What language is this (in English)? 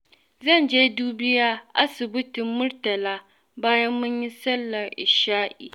Hausa